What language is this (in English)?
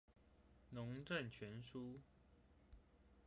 Chinese